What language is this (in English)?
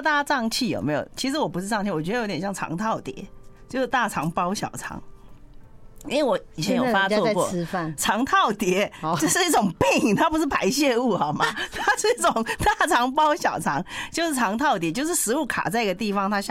Chinese